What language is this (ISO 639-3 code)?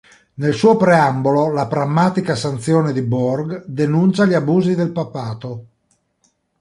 ita